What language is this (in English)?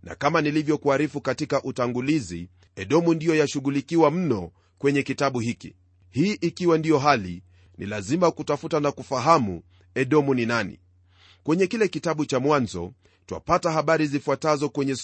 Swahili